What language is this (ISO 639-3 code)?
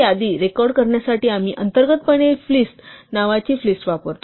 mar